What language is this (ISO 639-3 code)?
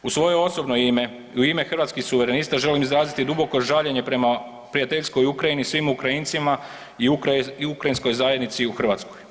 hrv